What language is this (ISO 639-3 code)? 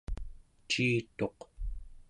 esu